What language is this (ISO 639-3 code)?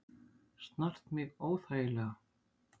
isl